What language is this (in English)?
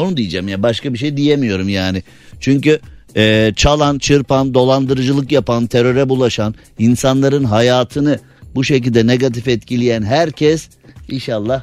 Turkish